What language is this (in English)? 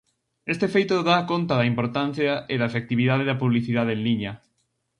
Galician